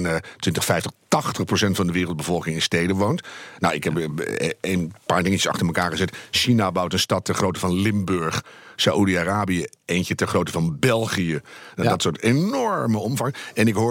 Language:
Dutch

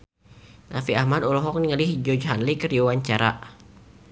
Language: Sundanese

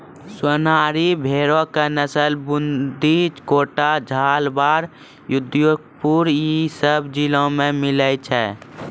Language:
Maithili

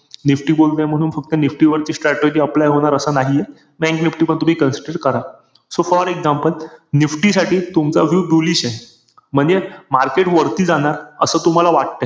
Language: Marathi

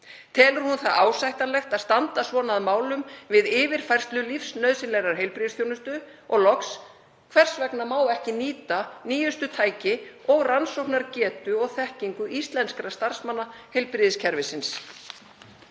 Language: Icelandic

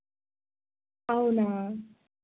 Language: Telugu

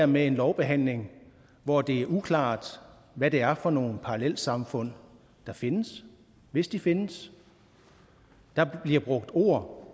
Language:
Danish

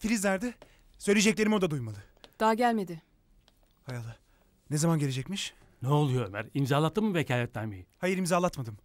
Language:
Turkish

